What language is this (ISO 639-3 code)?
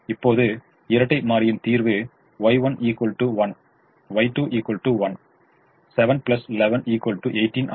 tam